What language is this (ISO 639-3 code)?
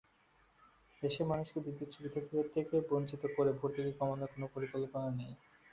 ben